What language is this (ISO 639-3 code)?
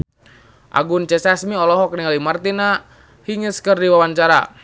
sun